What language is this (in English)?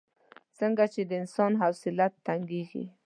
Pashto